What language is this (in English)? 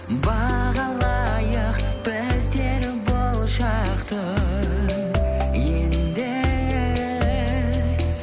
Kazakh